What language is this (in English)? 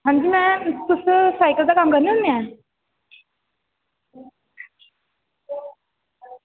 Dogri